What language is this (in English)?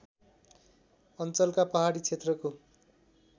Nepali